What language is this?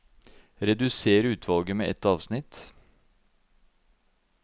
Norwegian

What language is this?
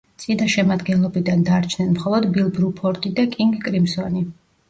Georgian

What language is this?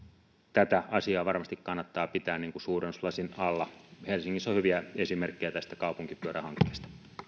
Finnish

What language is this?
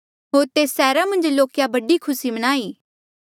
Mandeali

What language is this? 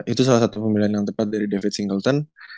Indonesian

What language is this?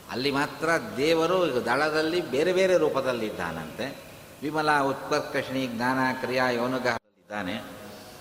Kannada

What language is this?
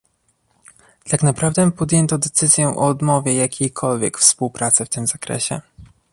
Polish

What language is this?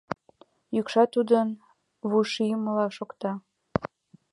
Mari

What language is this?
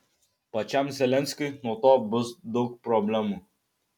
Lithuanian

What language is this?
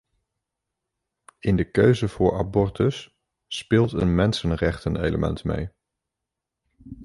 Dutch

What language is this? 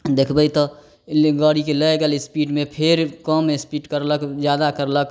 Maithili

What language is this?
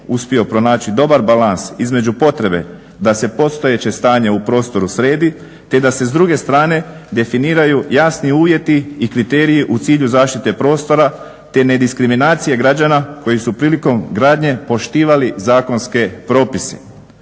Croatian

